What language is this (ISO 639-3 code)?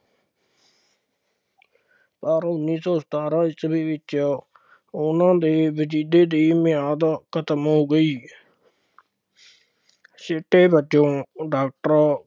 pan